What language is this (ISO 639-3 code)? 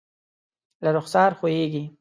pus